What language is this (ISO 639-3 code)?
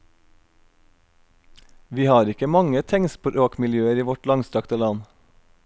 nor